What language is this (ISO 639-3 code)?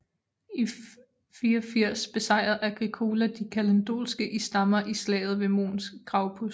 dan